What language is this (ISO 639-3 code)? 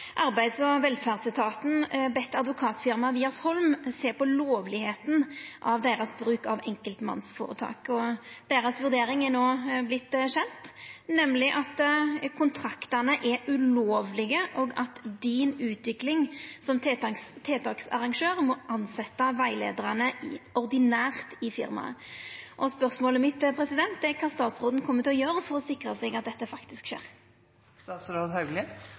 nno